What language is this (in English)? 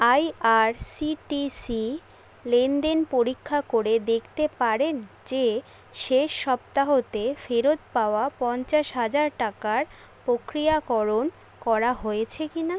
Bangla